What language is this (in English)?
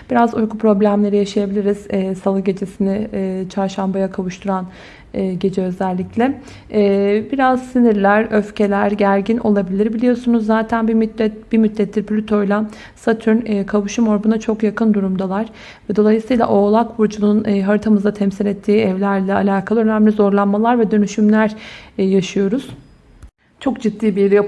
Turkish